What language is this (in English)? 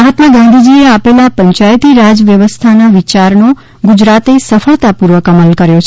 Gujarati